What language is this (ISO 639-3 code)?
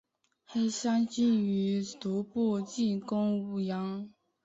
zho